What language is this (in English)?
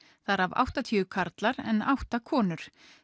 Icelandic